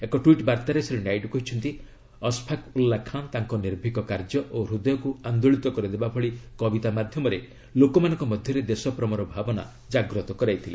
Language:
Odia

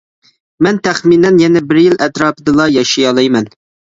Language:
Uyghur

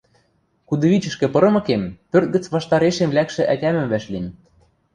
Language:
Western Mari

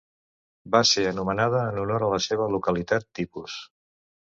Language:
Catalan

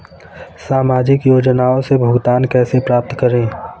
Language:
Hindi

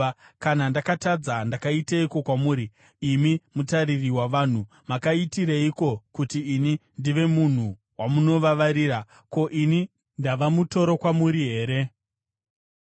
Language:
Shona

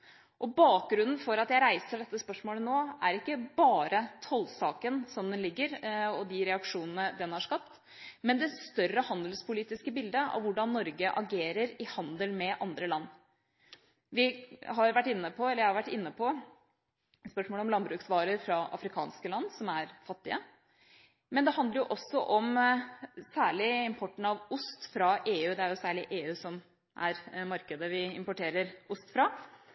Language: Norwegian Bokmål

